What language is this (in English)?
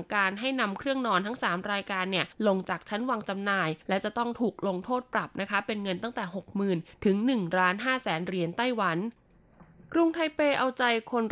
Thai